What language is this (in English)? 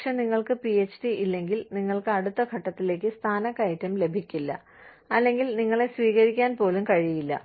Malayalam